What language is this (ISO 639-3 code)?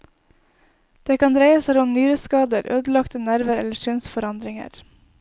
nor